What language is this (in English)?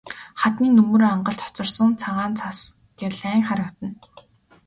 Mongolian